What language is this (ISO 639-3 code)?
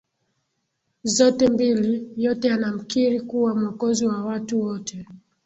swa